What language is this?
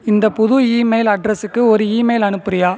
Tamil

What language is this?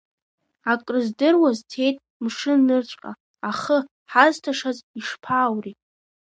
Abkhazian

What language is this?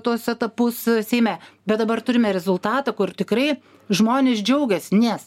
Lithuanian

